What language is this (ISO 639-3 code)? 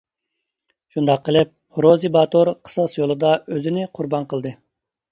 uig